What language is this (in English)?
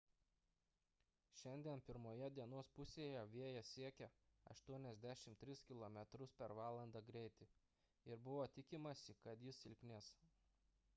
Lithuanian